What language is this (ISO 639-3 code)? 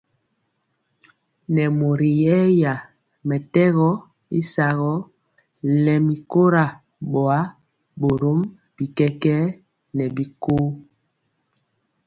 mcx